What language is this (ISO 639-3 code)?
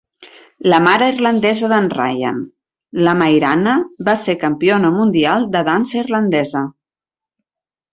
cat